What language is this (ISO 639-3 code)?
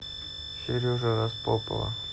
rus